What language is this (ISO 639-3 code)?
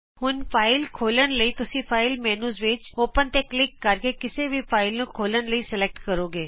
pan